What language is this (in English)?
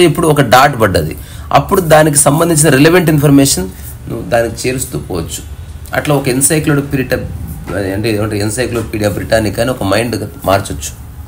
Telugu